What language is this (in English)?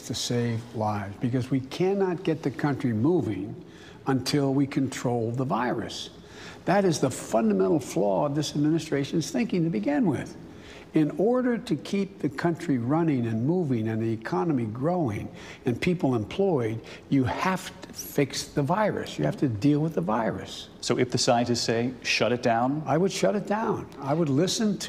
English